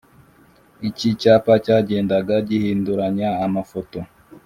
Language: Kinyarwanda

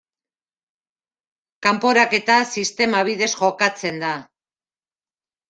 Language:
Basque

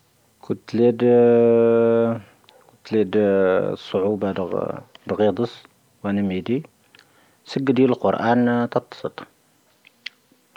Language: Tahaggart Tamahaq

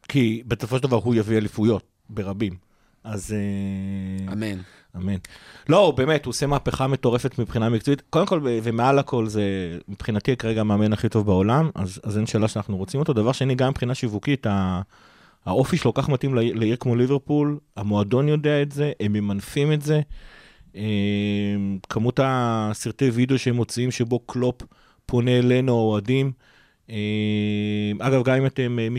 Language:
Hebrew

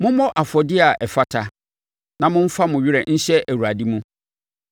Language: Akan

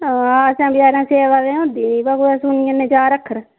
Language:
Dogri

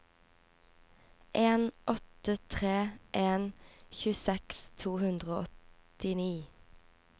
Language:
Norwegian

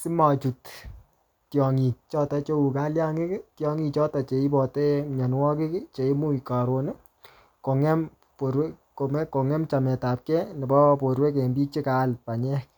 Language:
Kalenjin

